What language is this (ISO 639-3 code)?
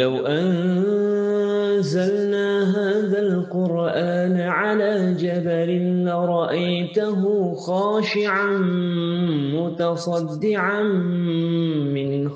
msa